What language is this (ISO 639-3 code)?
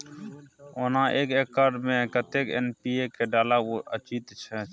mai